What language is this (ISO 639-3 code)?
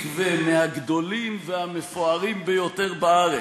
heb